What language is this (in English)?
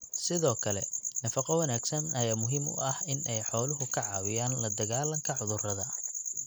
Somali